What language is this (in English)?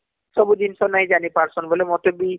Odia